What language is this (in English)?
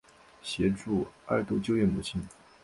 Chinese